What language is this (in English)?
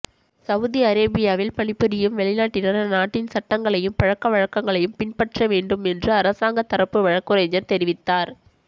Tamil